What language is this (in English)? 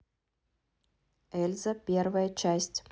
Russian